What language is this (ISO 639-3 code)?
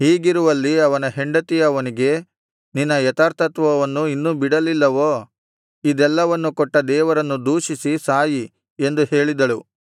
kan